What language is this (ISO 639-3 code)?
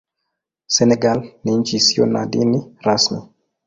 swa